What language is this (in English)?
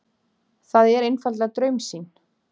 Icelandic